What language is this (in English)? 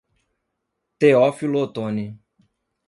Portuguese